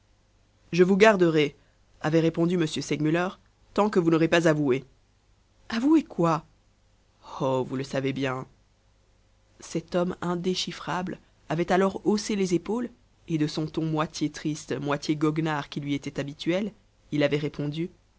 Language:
French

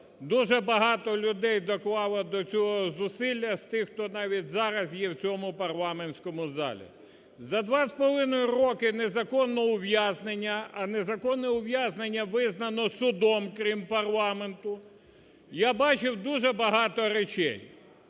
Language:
Ukrainian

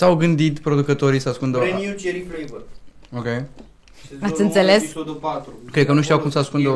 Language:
Romanian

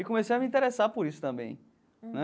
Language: Portuguese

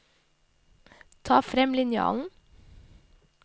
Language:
Norwegian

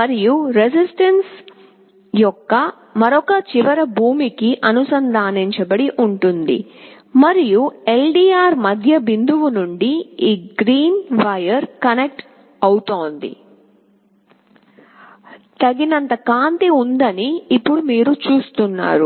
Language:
Telugu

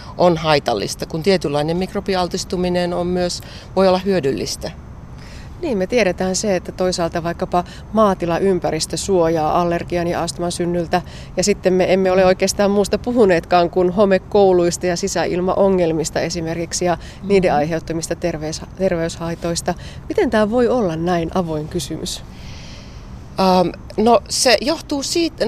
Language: Finnish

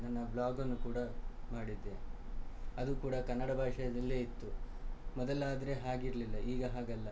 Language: Kannada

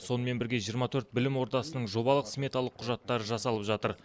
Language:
Kazakh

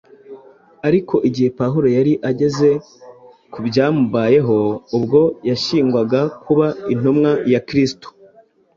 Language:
Kinyarwanda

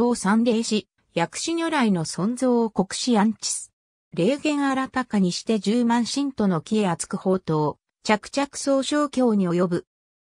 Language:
Japanese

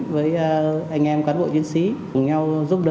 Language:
Vietnamese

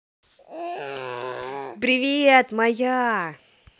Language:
Russian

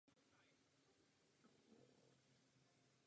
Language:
Czech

